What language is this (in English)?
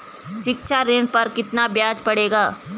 Hindi